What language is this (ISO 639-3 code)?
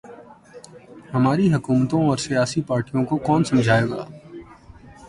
urd